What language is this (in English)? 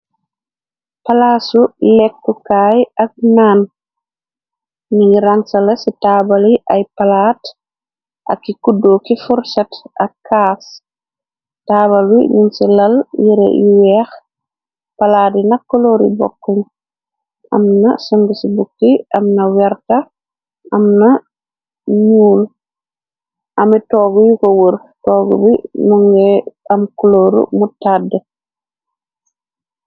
Wolof